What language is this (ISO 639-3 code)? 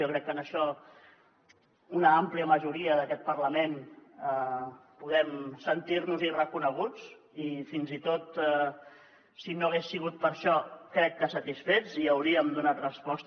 cat